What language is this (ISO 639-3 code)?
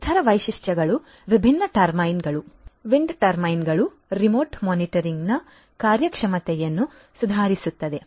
kan